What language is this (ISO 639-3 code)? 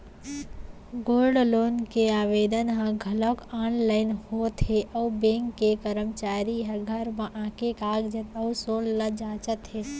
hne